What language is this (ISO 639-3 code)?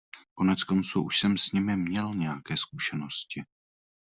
ces